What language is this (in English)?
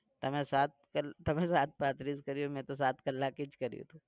Gujarati